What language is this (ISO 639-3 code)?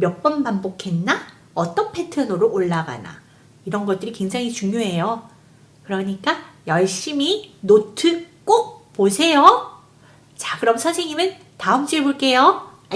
kor